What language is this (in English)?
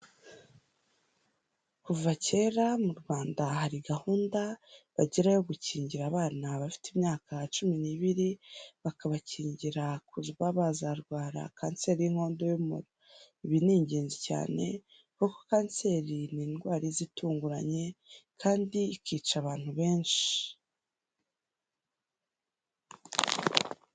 Kinyarwanda